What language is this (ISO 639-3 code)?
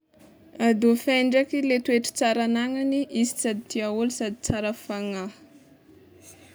xmw